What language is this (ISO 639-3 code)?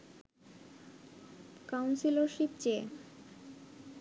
ben